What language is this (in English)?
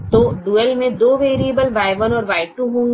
Hindi